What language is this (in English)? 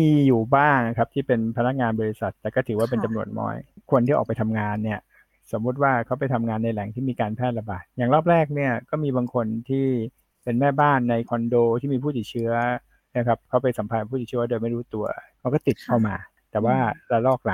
Thai